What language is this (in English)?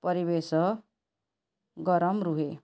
Odia